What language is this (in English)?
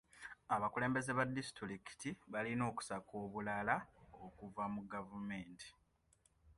Ganda